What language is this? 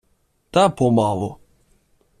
Ukrainian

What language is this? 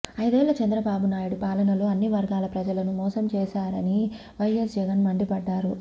Telugu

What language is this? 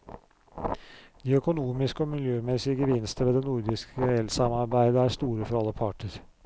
Norwegian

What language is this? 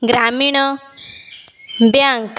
Odia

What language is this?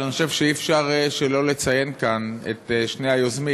Hebrew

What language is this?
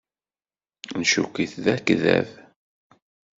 Kabyle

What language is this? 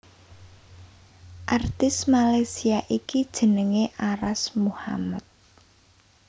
Javanese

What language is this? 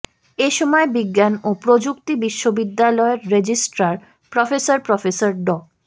Bangla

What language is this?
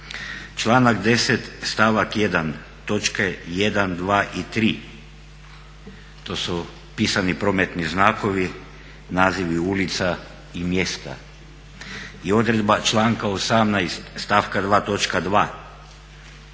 Croatian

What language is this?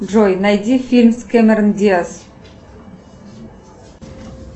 Russian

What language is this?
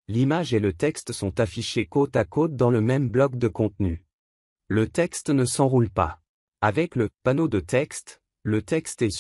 French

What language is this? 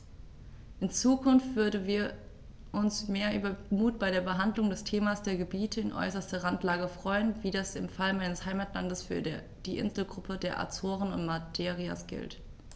German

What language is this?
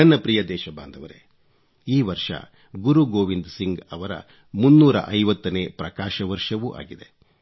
Kannada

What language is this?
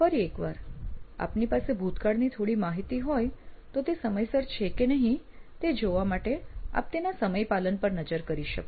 Gujarati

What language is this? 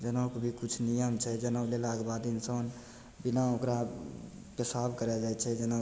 Maithili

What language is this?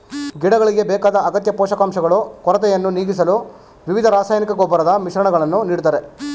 Kannada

